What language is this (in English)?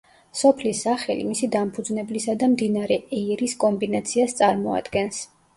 Georgian